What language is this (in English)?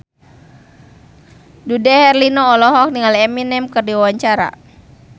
Sundanese